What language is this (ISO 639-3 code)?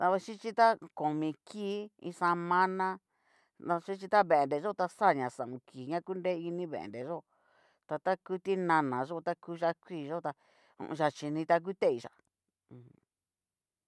miu